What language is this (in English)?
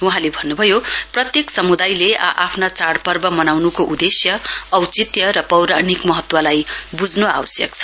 Nepali